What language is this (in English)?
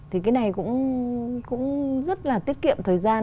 Vietnamese